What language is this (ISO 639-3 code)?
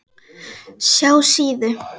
isl